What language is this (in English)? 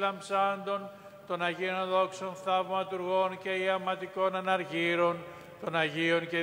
Greek